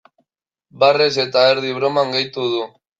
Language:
Basque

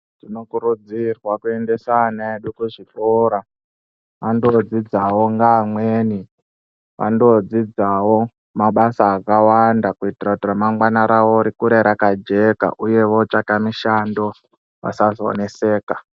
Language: Ndau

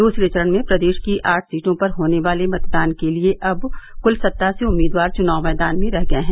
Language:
Hindi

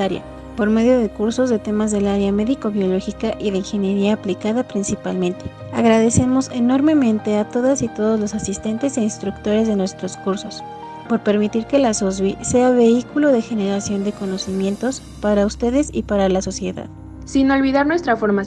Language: Spanish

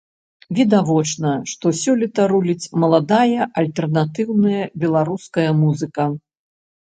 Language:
Belarusian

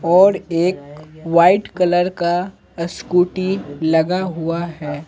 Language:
Hindi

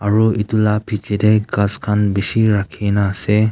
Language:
Naga Pidgin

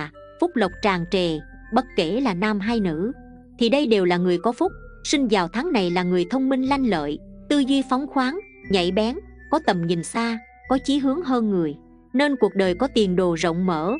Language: Vietnamese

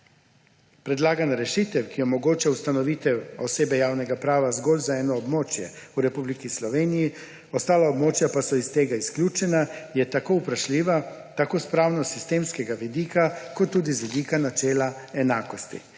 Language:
Slovenian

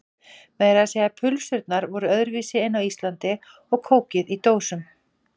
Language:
Icelandic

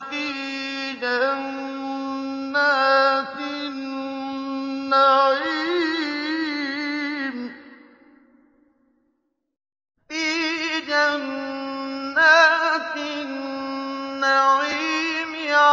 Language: Arabic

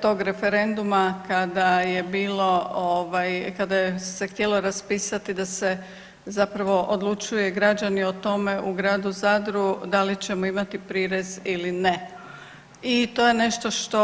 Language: Croatian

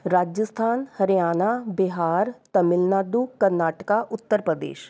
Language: Punjabi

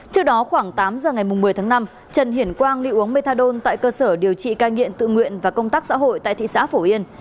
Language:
Vietnamese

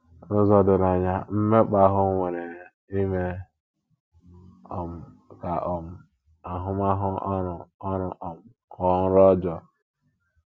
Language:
Igbo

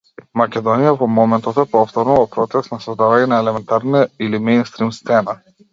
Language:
Macedonian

